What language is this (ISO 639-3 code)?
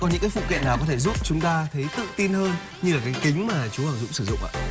vie